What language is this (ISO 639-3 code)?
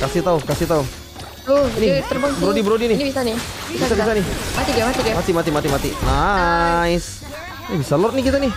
ind